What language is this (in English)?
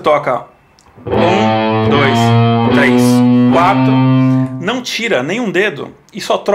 Portuguese